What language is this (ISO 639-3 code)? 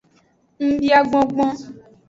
ajg